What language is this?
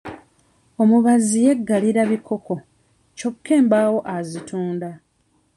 Ganda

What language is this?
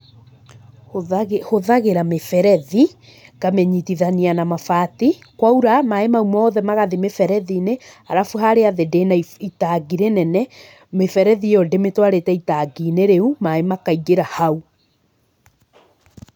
Kikuyu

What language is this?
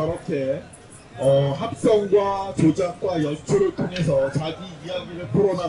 Korean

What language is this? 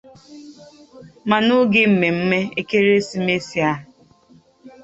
Igbo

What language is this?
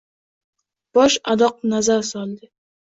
Uzbek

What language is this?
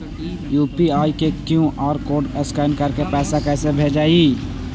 Magahi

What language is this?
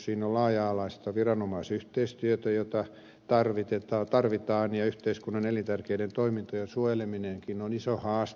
Finnish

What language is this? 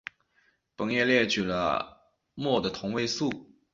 Chinese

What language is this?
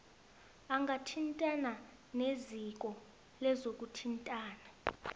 South Ndebele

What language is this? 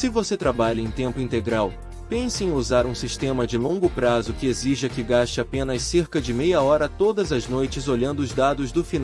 Portuguese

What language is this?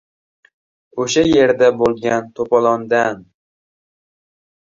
Uzbek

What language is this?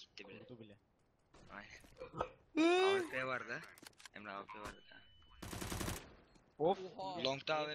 Turkish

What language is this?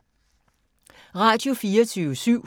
Danish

